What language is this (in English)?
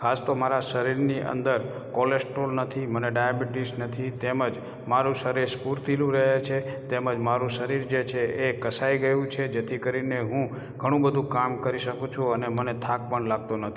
Gujarati